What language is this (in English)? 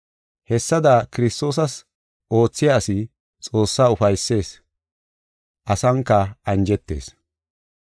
Gofa